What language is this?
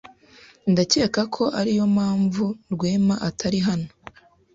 Kinyarwanda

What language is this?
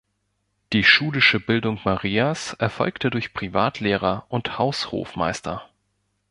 German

